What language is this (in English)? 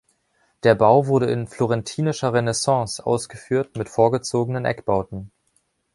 German